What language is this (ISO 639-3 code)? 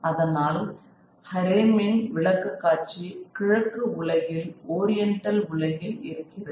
tam